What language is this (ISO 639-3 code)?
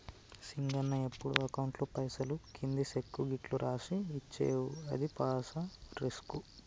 tel